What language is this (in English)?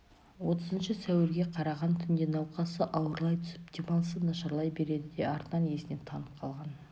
Kazakh